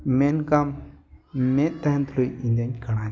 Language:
Santali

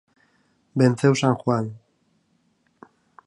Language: Galician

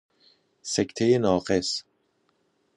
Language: Persian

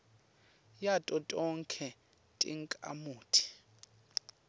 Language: Swati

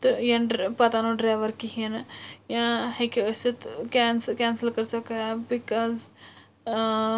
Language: Kashmiri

